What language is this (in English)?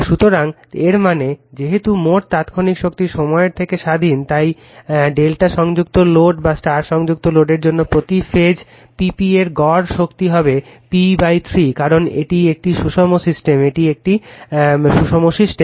Bangla